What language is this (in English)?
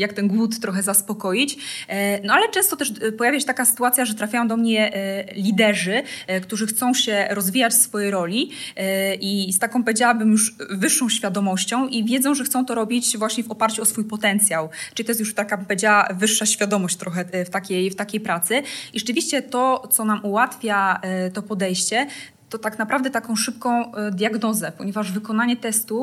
Polish